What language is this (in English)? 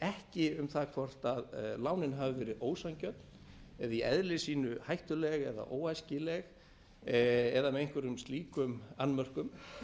Icelandic